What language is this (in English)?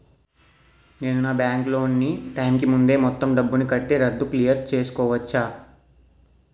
Telugu